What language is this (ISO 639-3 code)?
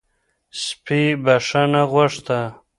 pus